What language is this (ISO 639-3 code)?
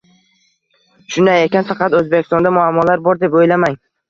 uzb